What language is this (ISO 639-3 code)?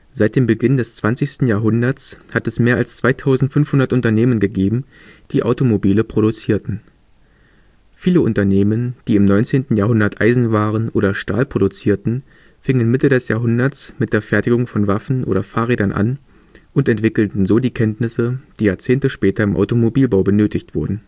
deu